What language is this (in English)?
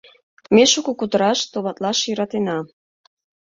Mari